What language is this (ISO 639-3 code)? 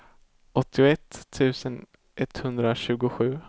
swe